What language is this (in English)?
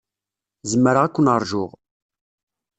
Kabyle